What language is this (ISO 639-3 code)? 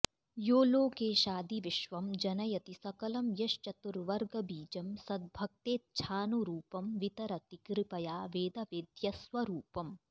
san